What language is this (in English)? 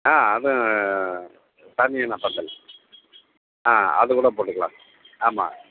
Tamil